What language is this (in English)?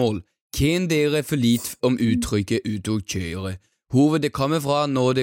Swedish